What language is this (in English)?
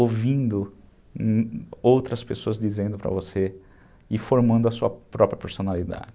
Portuguese